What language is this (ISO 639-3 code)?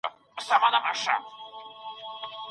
pus